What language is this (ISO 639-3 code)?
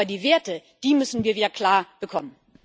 deu